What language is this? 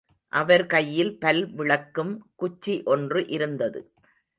Tamil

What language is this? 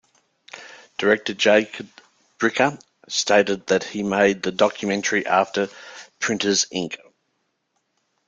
English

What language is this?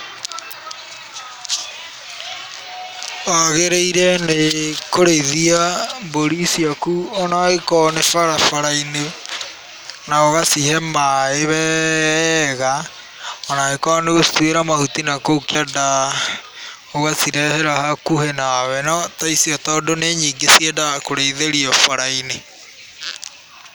Kikuyu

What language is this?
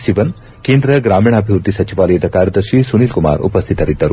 Kannada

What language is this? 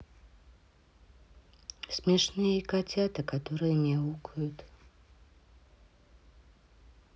Russian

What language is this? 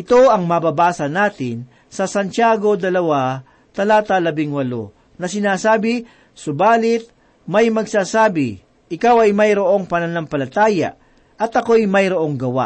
Filipino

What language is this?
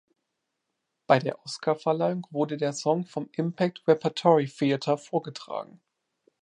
German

